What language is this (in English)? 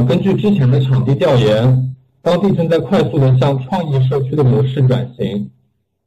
Chinese